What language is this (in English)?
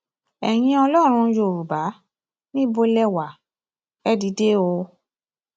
Yoruba